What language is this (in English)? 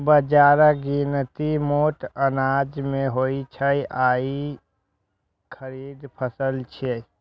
Maithili